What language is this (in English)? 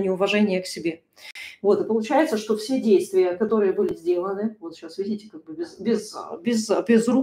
Russian